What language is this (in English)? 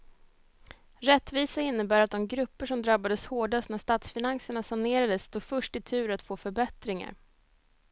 Swedish